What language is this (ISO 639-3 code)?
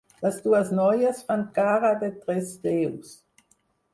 cat